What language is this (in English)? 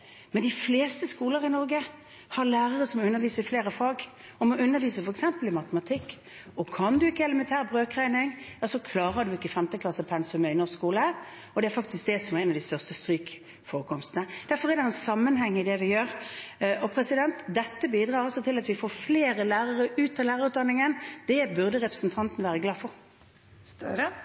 Norwegian